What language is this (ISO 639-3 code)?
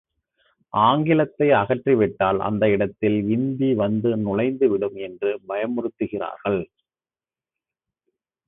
tam